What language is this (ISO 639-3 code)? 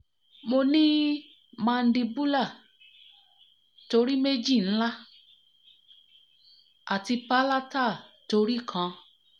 yor